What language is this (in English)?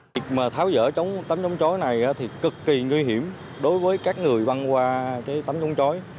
Vietnamese